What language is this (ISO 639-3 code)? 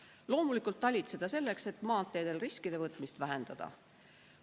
est